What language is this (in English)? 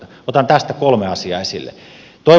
Finnish